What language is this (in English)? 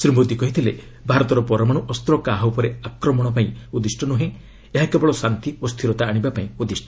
Odia